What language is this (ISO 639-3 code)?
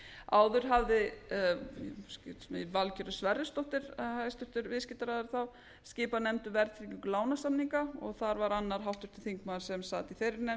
isl